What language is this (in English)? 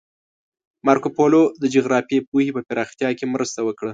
Pashto